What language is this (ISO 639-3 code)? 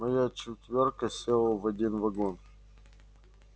rus